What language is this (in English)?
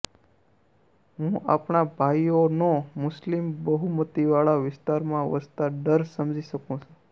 Gujarati